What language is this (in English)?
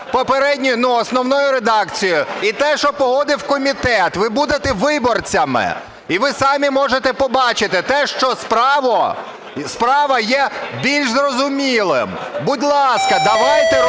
Ukrainian